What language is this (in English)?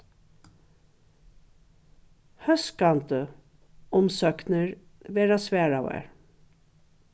Faroese